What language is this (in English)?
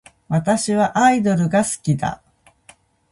Japanese